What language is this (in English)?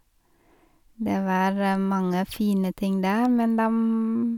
Norwegian